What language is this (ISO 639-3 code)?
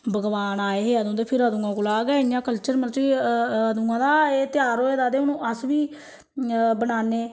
doi